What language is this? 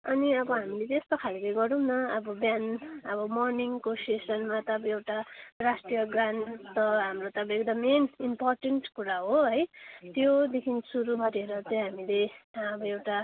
Nepali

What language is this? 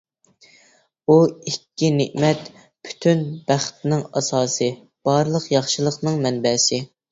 Uyghur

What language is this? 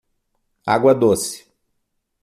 Portuguese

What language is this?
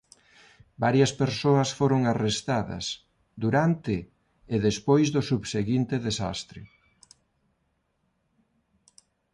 Galician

